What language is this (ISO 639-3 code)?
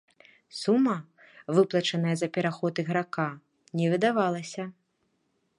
bel